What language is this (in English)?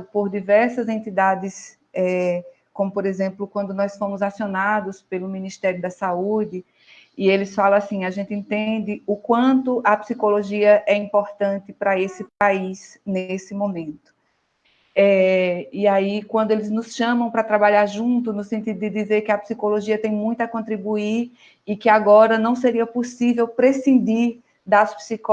Portuguese